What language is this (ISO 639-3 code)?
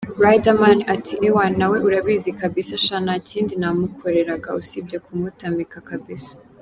kin